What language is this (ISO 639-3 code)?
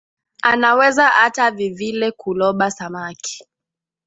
swa